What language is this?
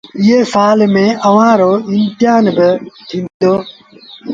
Sindhi Bhil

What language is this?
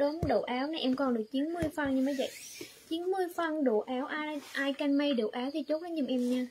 Vietnamese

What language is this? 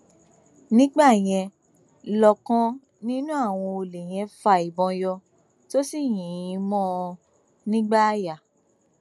Yoruba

